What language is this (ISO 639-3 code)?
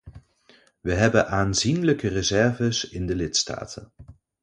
nld